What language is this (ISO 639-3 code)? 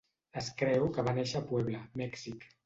cat